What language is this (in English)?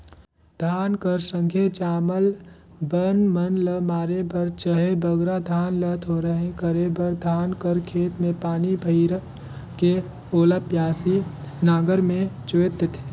Chhattisgarhi